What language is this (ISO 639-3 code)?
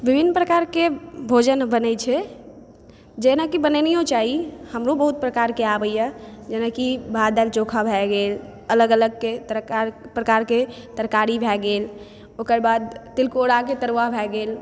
mai